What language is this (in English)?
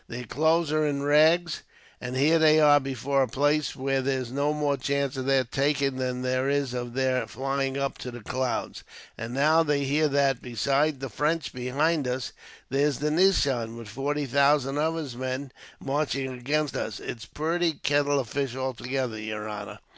English